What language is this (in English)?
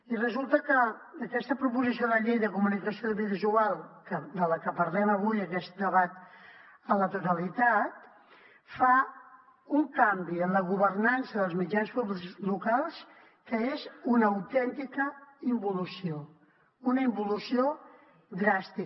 Catalan